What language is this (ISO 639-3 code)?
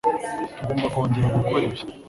kin